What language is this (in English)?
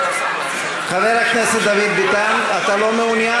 Hebrew